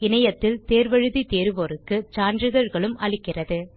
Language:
Tamil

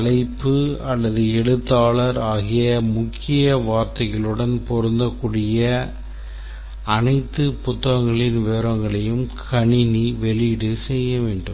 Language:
Tamil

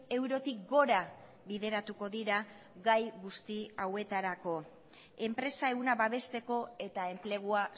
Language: Basque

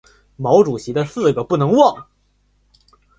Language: Chinese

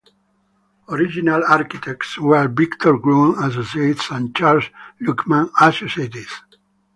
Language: English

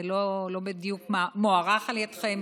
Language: Hebrew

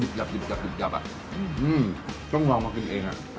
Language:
Thai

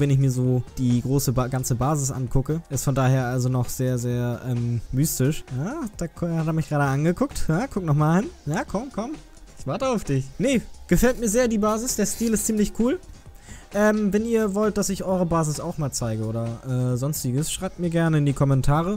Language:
German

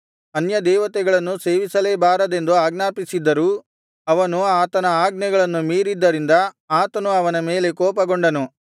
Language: Kannada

